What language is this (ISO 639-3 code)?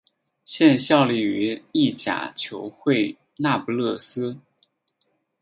zho